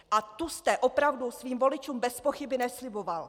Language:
Czech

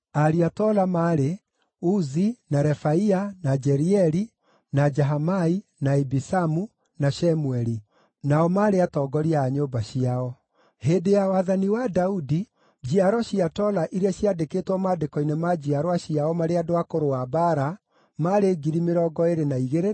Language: Kikuyu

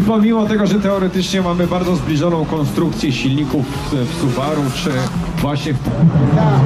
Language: Polish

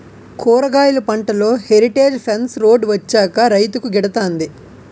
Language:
Telugu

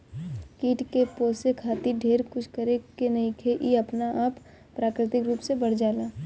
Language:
Bhojpuri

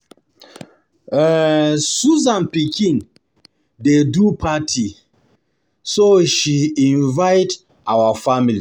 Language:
Nigerian Pidgin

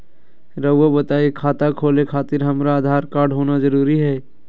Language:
Magahi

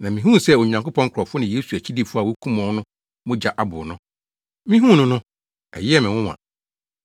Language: Akan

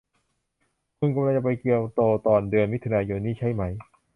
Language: Thai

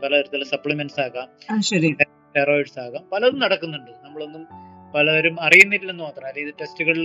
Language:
Malayalam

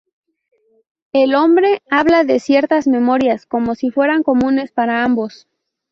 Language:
Spanish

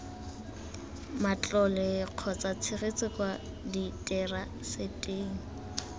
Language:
Tswana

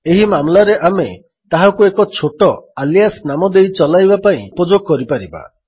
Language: Odia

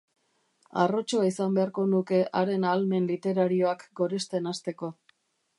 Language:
Basque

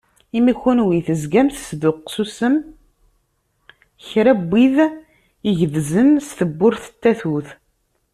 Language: Kabyle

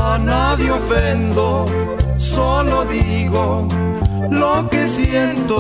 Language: French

